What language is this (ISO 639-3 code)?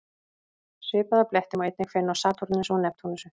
isl